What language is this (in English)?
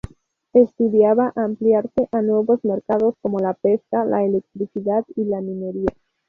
Spanish